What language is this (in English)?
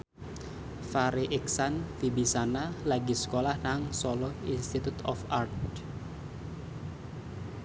Javanese